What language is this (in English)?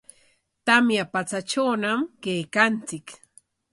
Corongo Ancash Quechua